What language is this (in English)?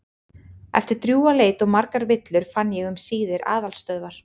Icelandic